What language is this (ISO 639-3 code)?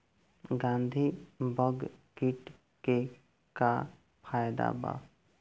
bho